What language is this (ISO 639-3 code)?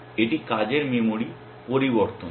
ben